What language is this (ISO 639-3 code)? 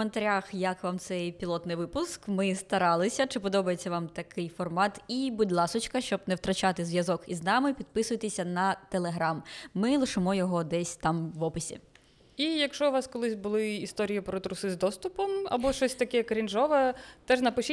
ukr